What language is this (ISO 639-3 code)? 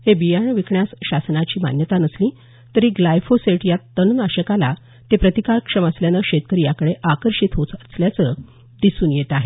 mar